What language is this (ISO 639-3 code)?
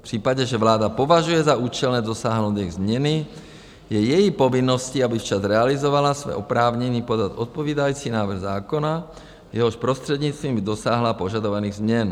ces